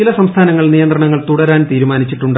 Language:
Malayalam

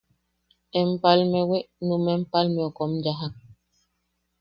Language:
Yaqui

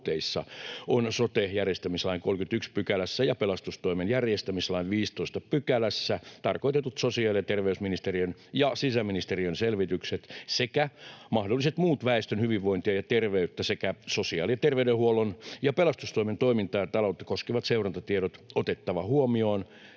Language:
Finnish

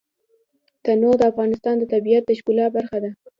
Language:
Pashto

